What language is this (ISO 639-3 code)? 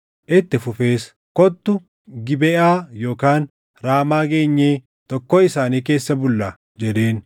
orm